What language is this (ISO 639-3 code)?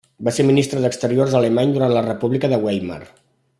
cat